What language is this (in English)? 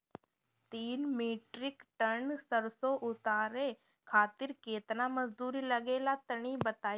Bhojpuri